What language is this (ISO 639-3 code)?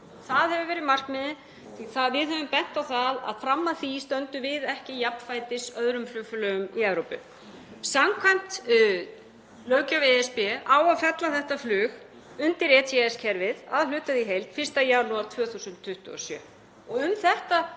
isl